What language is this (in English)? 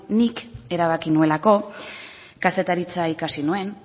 Basque